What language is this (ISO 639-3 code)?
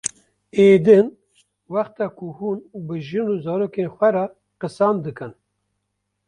kur